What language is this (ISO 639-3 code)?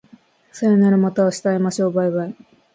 jpn